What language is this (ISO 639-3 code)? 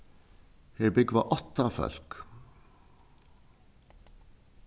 fao